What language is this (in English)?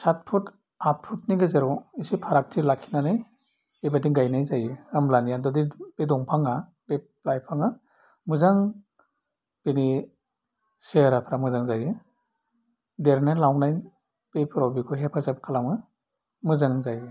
Bodo